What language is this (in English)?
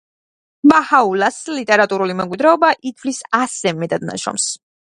Georgian